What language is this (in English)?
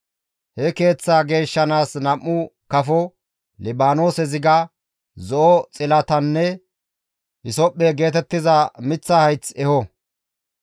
Gamo